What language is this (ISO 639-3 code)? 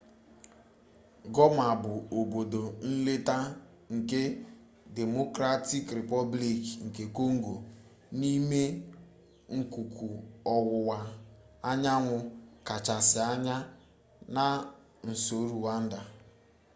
ibo